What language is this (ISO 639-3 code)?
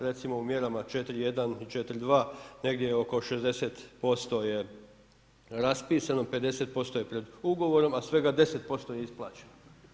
hrv